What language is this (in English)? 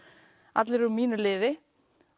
Icelandic